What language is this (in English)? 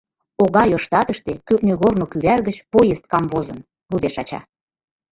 Mari